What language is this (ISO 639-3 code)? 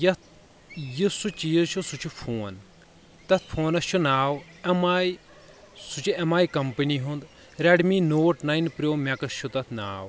kas